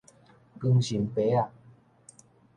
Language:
Min Nan Chinese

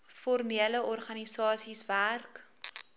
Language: Afrikaans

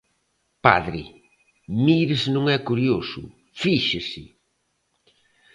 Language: Galician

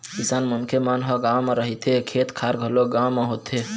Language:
Chhattisgarhi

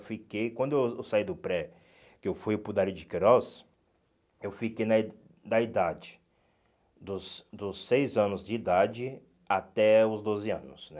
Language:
Portuguese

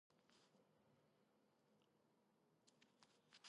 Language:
Georgian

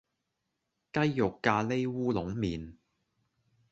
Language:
Cantonese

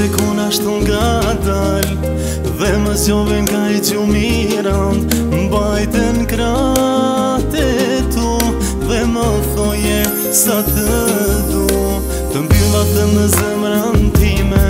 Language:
Romanian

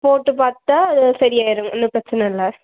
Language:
Tamil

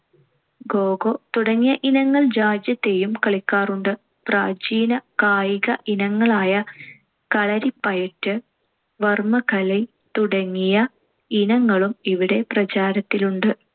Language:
Malayalam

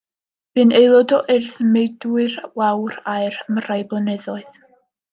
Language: Welsh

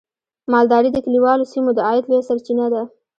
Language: Pashto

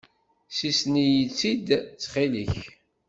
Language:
Kabyle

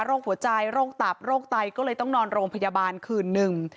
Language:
Thai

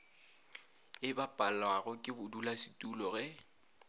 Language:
Northern Sotho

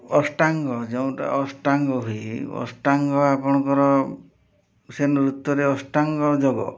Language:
Odia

